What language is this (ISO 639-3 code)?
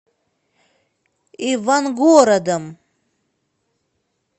rus